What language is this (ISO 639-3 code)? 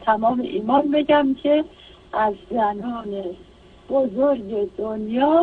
fas